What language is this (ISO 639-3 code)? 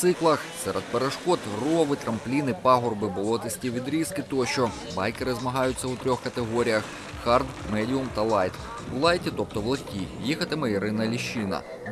ukr